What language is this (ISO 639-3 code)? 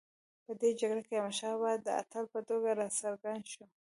pus